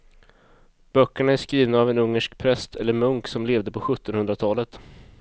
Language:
Swedish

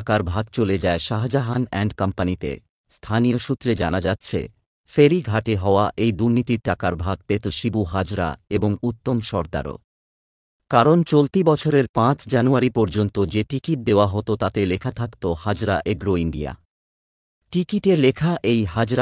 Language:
Bangla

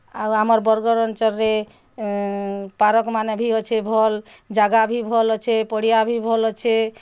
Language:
Odia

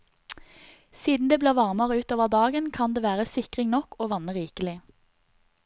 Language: Norwegian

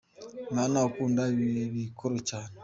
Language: Kinyarwanda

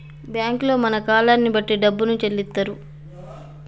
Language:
Telugu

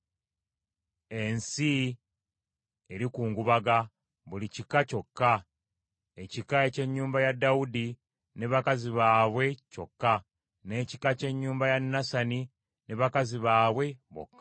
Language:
Ganda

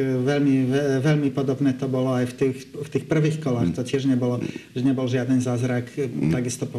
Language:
Slovak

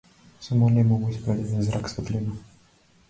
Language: Macedonian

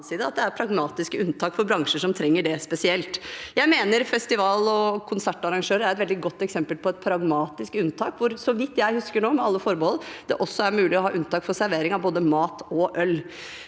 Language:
Norwegian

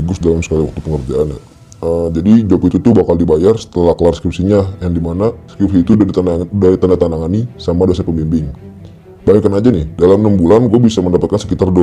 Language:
Indonesian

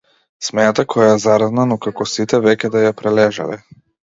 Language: Macedonian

